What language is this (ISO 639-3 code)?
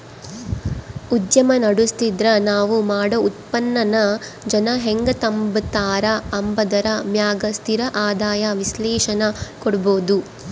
kan